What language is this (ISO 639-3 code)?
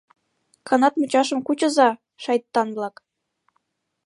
chm